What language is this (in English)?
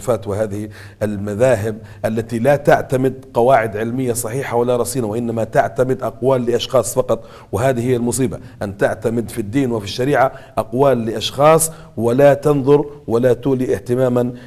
Arabic